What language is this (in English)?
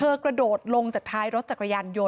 Thai